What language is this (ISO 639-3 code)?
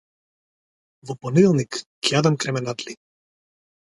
mkd